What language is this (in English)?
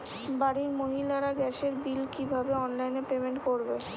Bangla